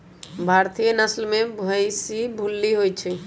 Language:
Magahi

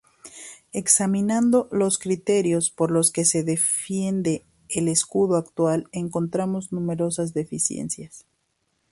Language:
Spanish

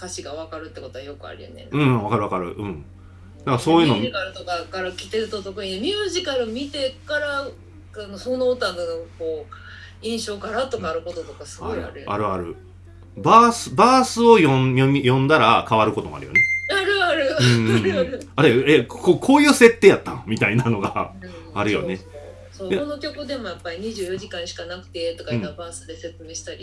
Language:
Japanese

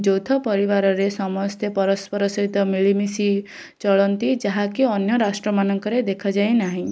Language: Odia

